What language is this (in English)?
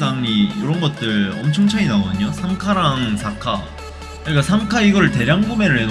Korean